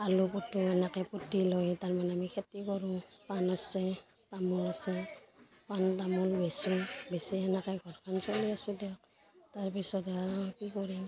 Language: Assamese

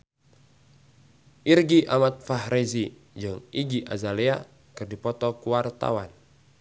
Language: Sundanese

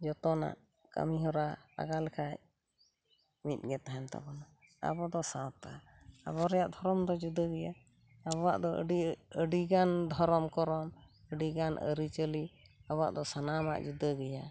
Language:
Santali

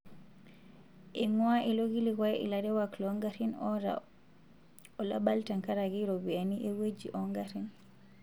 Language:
Masai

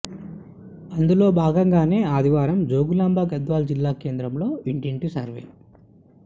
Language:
Telugu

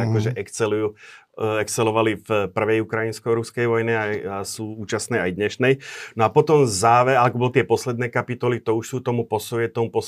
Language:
Slovak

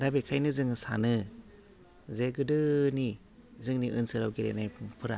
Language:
Bodo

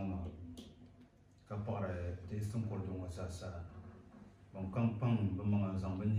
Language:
Arabic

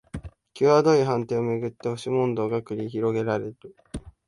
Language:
Japanese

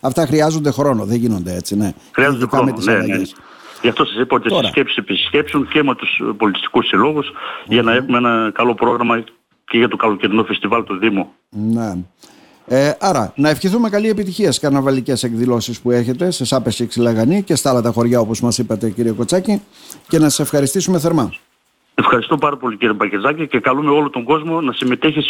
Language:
Greek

